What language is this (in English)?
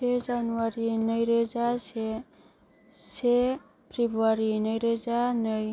Bodo